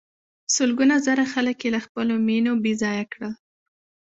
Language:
Pashto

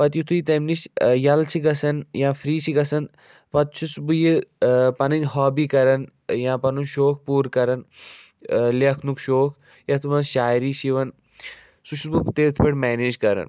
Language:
Kashmiri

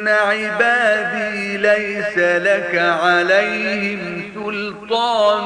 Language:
Arabic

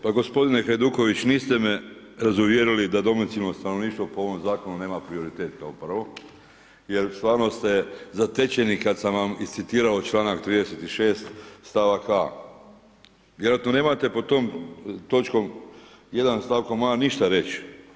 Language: Croatian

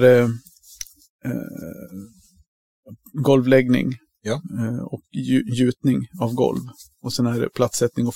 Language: Swedish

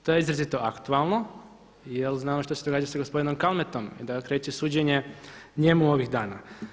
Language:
Croatian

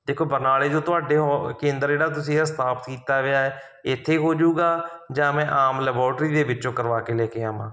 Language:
Punjabi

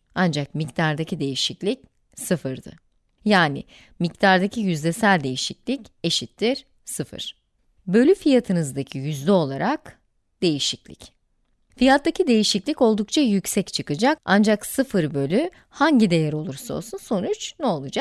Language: Turkish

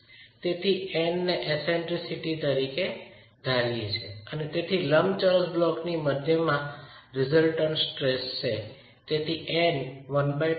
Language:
Gujarati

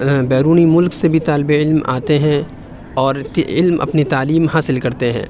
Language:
Urdu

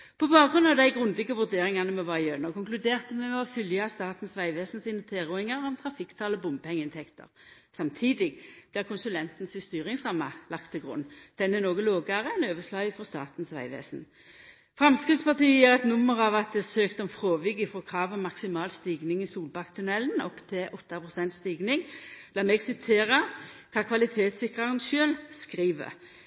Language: Norwegian Nynorsk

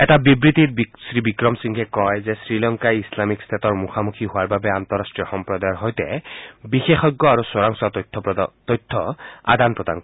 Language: Assamese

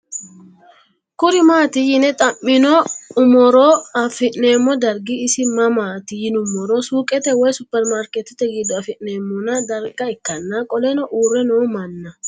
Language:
Sidamo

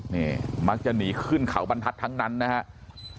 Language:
Thai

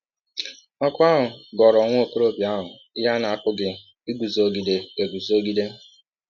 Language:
Igbo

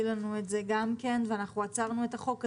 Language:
Hebrew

